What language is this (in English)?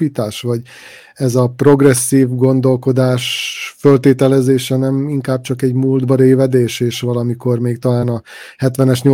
Hungarian